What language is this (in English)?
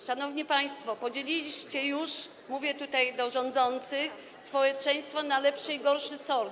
Polish